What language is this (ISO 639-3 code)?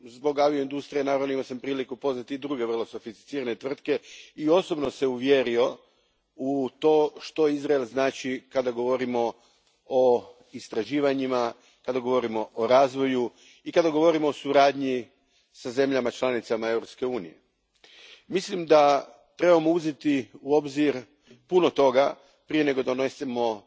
hrv